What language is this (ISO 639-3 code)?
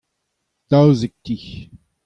bre